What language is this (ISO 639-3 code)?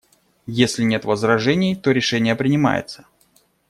rus